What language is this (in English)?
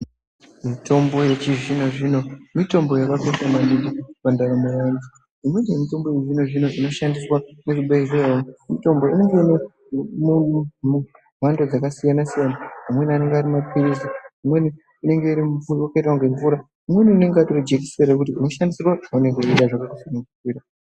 Ndau